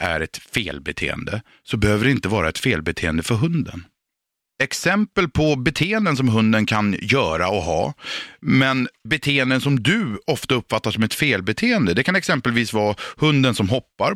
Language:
Swedish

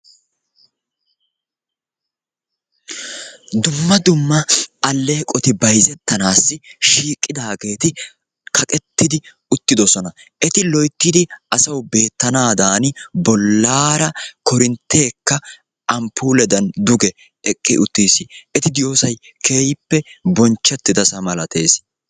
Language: Wolaytta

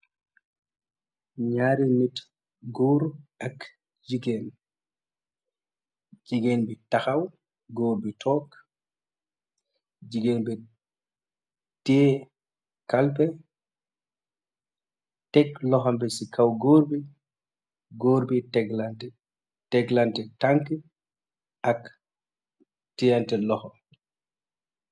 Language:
Wolof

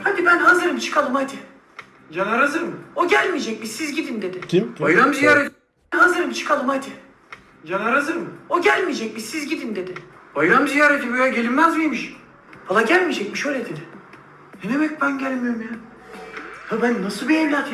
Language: Turkish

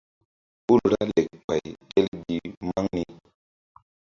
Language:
Mbum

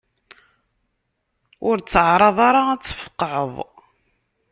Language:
Kabyle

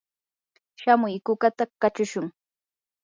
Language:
Yanahuanca Pasco Quechua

